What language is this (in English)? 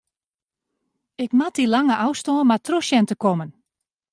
Western Frisian